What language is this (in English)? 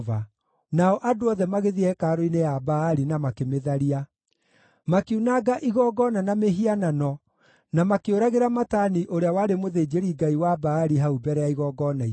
Kikuyu